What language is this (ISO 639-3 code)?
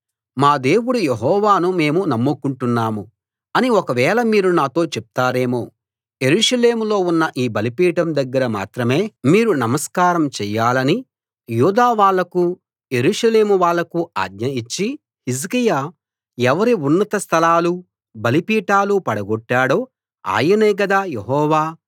tel